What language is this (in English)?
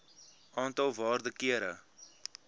Afrikaans